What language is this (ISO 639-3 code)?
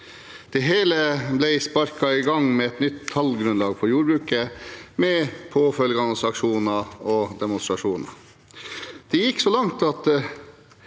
nor